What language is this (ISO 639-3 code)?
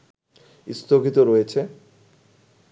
ben